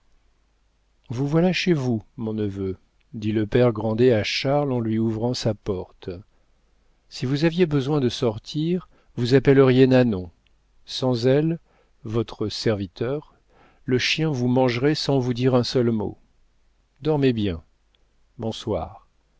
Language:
French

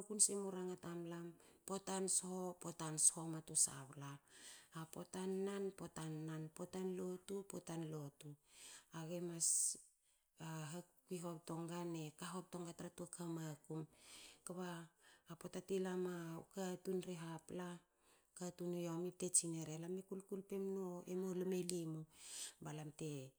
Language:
Hakö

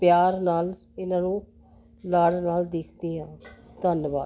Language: Punjabi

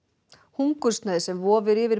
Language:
Icelandic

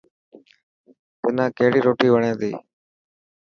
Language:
Dhatki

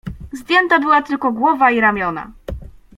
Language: Polish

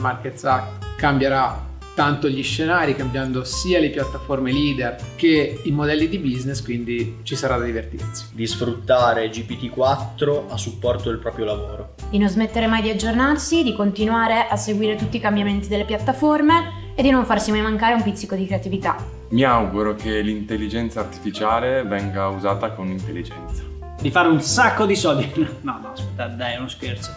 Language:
Italian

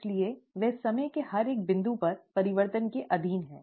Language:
Hindi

